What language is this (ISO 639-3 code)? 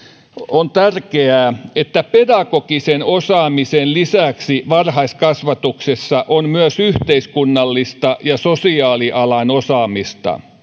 fin